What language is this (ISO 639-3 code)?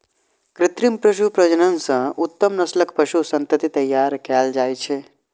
mai